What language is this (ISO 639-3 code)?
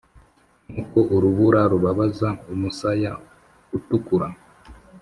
kin